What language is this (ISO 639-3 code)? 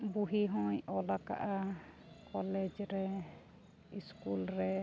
sat